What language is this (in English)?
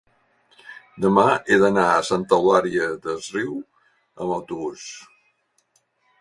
Catalan